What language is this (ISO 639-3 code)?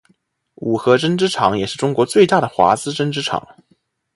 zho